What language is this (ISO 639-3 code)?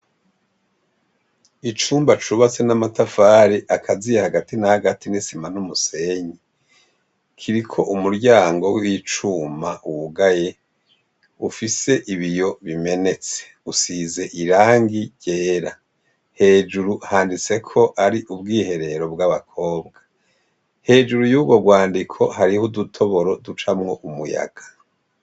run